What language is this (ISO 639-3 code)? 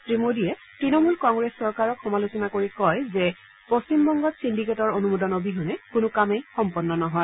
asm